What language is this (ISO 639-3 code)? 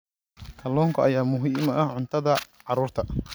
som